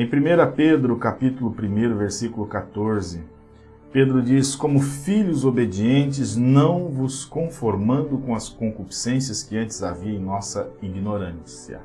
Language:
Portuguese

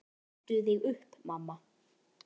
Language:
Icelandic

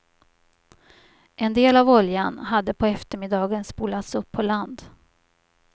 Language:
Swedish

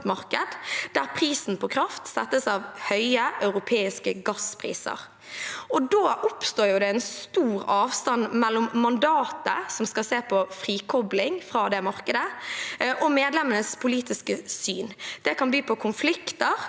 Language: Norwegian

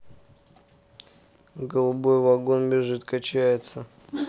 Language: Russian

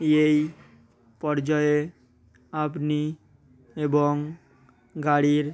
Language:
Bangla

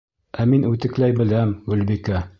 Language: Bashkir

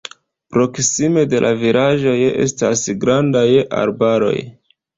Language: Esperanto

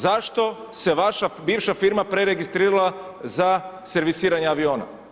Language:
Croatian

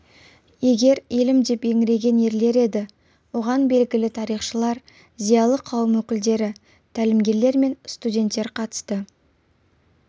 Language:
Kazakh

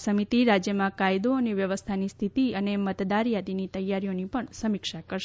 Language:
Gujarati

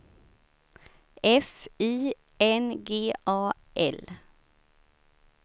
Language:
Swedish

